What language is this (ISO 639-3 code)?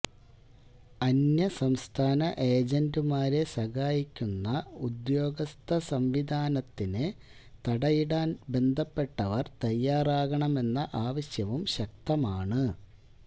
mal